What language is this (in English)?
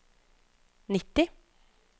Norwegian